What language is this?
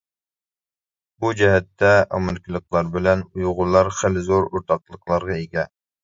Uyghur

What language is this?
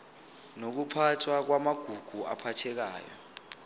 Zulu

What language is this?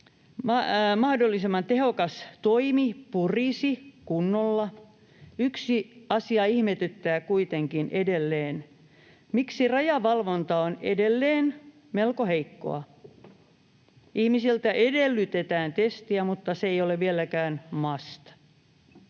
Finnish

